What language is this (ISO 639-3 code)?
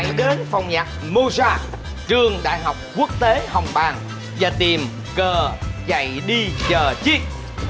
vie